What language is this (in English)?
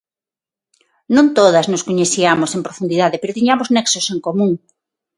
Galician